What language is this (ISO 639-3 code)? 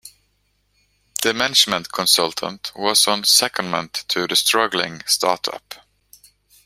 eng